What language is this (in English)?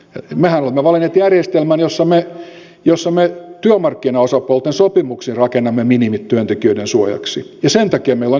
Finnish